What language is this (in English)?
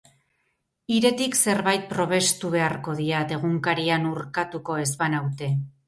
Basque